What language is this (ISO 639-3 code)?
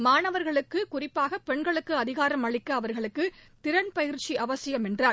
tam